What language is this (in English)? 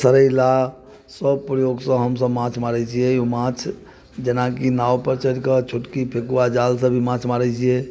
Maithili